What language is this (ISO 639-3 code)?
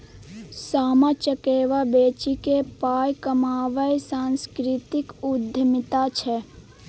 mai